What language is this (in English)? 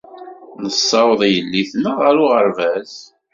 Kabyle